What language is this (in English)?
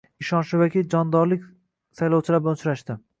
Uzbek